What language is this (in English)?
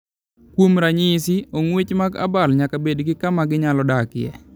Luo (Kenya and Tanzania)